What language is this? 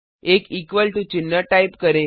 Hindi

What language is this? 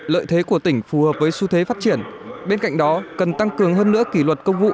Vietnamese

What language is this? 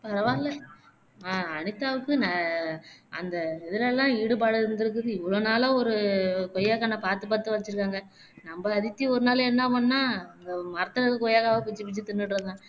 Tamil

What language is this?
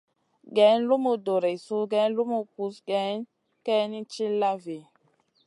Masana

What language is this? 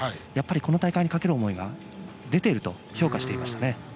Japanese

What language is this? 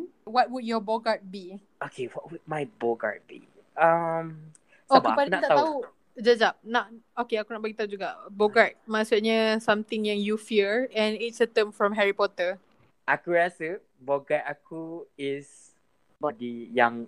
Malay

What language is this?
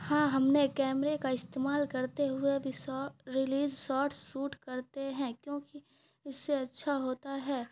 Urdu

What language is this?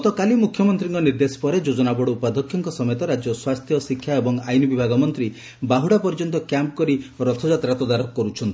Odia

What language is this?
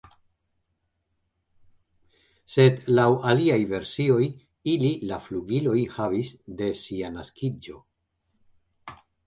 Esperanto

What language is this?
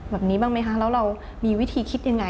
Thai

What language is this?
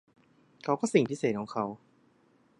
Thai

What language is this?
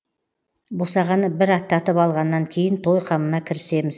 Kazakh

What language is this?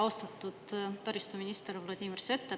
Estonian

